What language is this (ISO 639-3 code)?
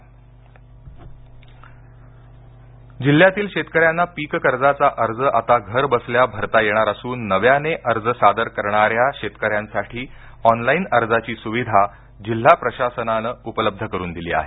mar